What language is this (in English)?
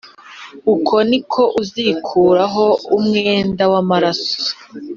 Kinyarwanda